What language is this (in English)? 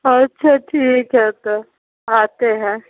Hindi